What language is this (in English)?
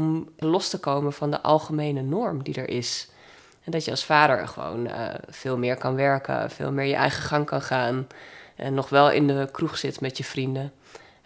Dutch